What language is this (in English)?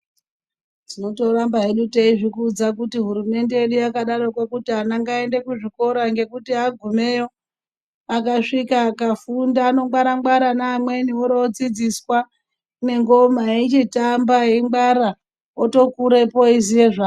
Ndau